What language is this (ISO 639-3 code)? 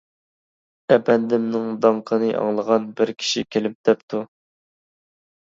uig